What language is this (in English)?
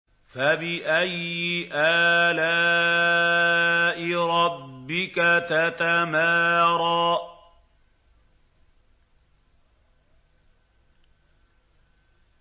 Arabic